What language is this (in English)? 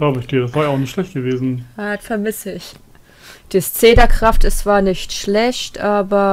German